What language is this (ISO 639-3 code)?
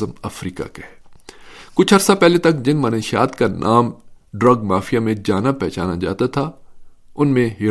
urd